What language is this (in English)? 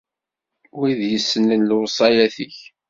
Kabyle